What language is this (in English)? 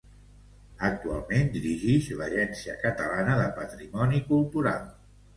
Catalan